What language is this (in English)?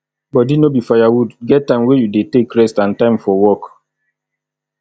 Nigerian Pidgin